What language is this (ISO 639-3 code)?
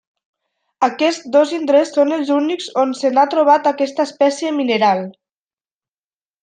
cat